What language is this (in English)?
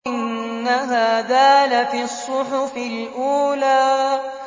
Arabic